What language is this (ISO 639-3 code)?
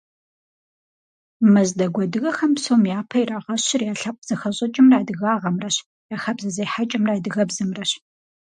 kbd